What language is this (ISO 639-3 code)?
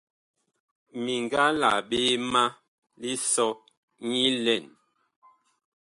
bkh